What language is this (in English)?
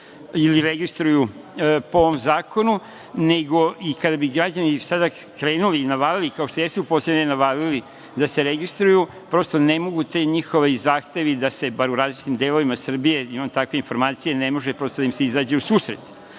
Serbian